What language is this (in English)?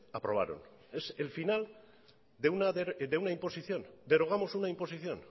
Spanish